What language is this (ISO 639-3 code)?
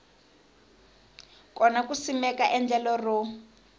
tso